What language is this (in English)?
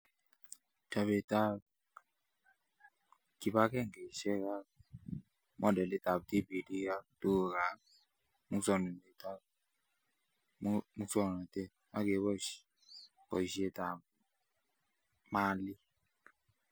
Kalenjin